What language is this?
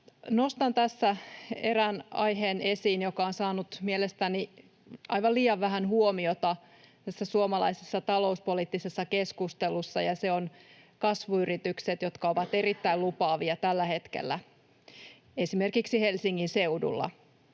Finnish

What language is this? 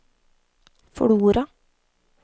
Norwegian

